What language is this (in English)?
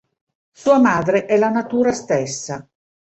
Italian